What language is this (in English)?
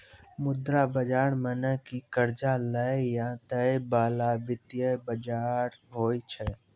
Maithili